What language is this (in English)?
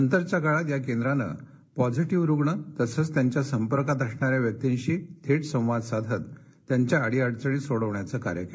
Marathi